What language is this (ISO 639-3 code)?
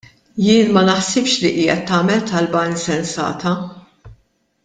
mlt